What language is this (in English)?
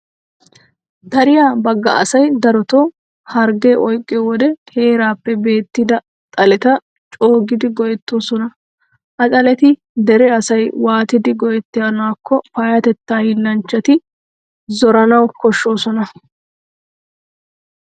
Wolaytta